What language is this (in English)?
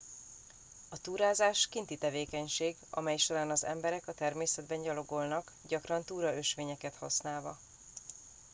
Hungarian